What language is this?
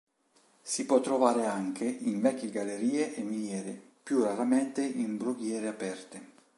Italian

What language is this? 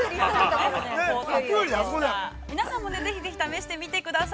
Japanese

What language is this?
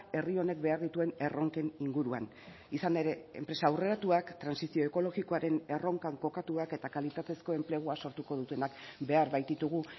Basque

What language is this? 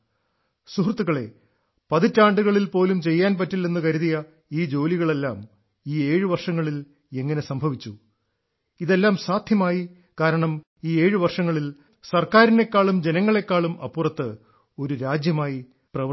Malayalam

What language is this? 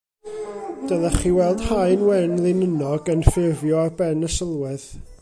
Welsh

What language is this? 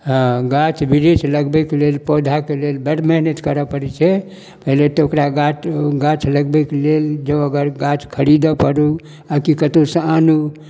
Maithili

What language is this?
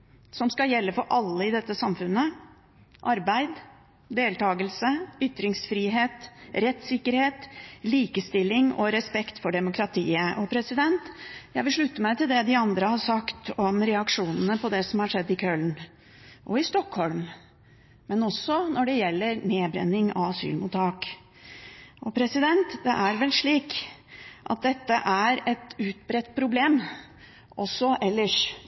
Norwegian Bokmål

